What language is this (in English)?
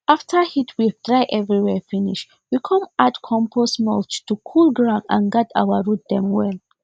Nigerian Pidgin